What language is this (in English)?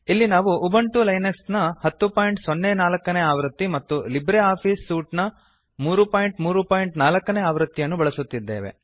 Kannada